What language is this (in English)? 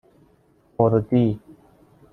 Persian